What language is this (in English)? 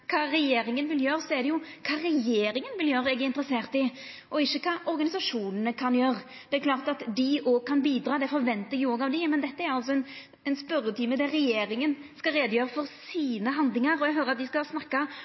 Norwegian Nynorsk